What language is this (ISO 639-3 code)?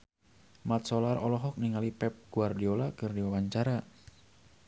sun